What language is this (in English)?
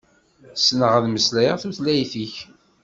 Kabyle